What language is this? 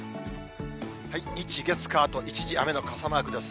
Japanese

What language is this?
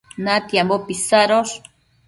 Matsés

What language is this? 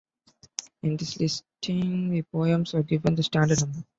English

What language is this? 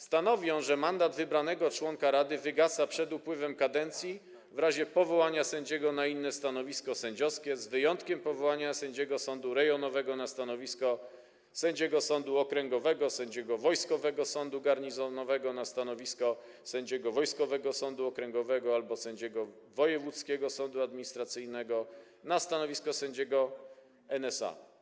Polish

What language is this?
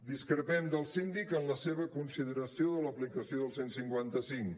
Catalan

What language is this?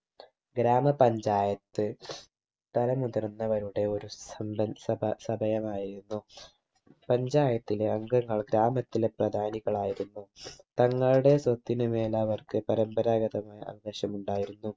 Malayalam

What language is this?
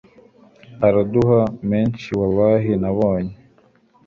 Kinyarwanda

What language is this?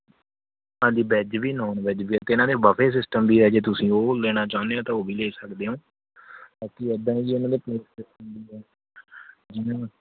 Punjabi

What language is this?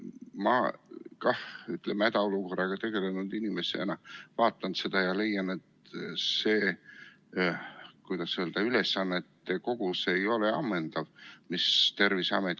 Estonian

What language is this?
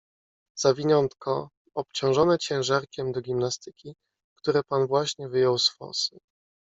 Polish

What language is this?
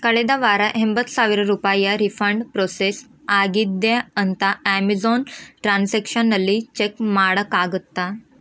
Kannada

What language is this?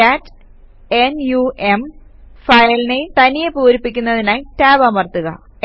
Malayalam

